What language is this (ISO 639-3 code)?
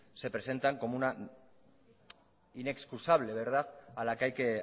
spa